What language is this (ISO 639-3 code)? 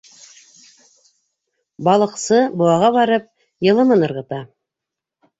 bak